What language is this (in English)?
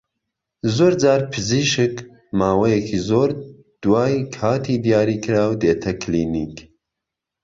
Central Kurdish